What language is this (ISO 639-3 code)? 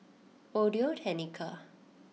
eng